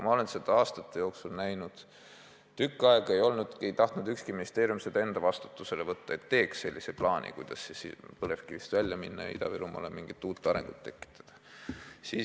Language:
Estonian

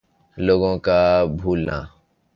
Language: Urdu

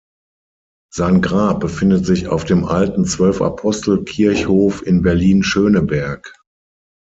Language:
German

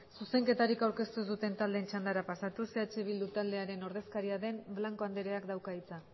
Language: Basque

